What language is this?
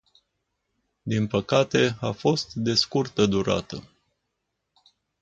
Romanian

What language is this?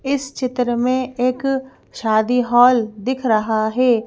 Hindi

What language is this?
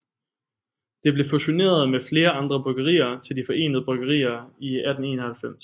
Danish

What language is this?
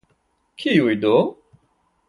Esperanto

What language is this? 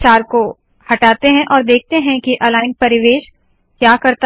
Hindi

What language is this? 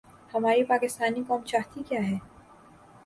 Urdu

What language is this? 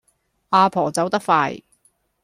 Cantonese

